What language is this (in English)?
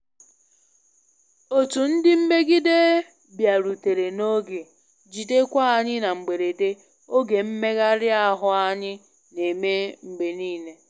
Igbo